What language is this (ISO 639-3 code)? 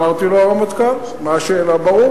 heb